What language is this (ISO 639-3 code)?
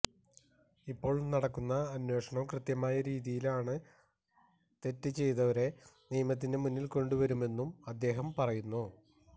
mal